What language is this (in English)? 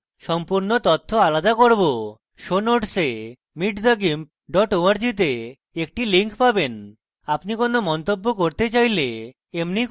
Bangla